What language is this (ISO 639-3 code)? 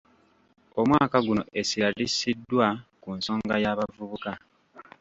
lug